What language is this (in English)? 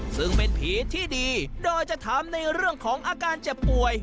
Thai